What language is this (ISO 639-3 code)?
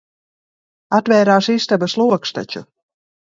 lav